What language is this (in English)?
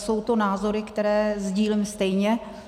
Czech